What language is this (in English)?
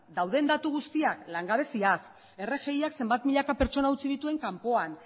Basque